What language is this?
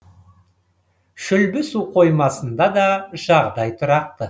Kazakh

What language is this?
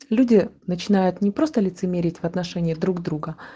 Russian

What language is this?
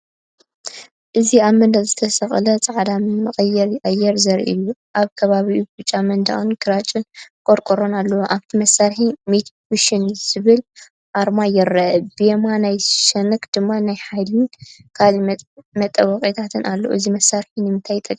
Tigrinya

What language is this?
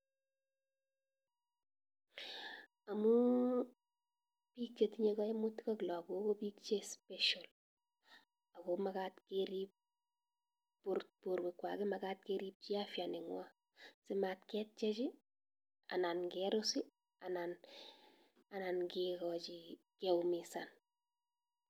Kalenjin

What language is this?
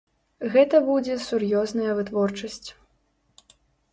Belarusian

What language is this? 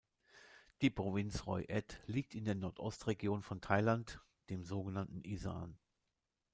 German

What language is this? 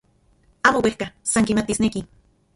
Central Puebla Nahuatl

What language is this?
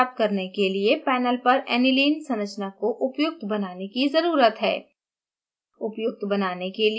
Hindi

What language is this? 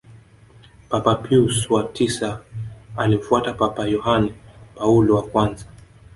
Swahili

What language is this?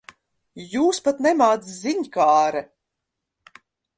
Latvian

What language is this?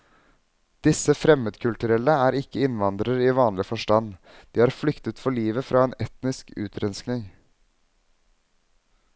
Norwegian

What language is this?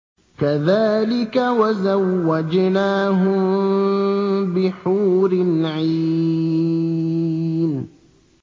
Arabic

